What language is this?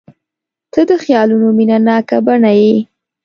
Pashto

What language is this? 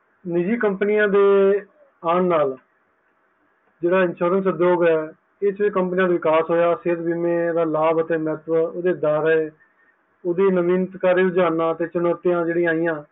Punjabi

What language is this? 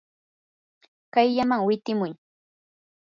Yanahuanca Pasco Quechua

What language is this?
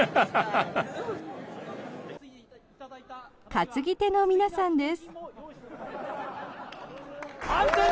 Japanese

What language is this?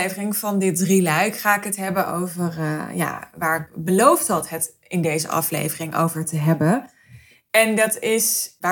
Dutch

